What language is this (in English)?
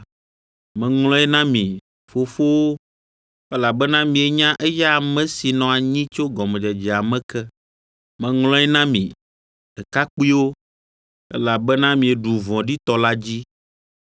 Ewe